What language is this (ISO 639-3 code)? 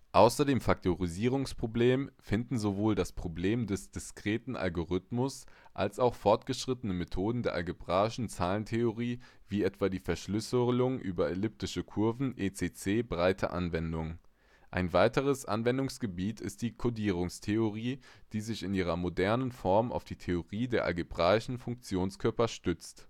deu